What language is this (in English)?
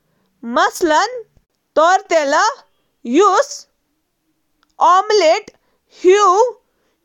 Kashmiri